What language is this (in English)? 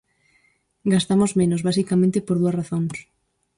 Galician